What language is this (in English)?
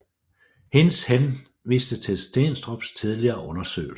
Danish